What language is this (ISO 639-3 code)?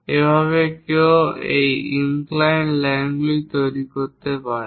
ben